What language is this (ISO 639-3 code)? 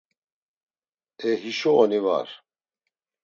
lzz